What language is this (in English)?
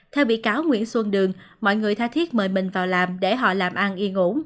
Vietnamese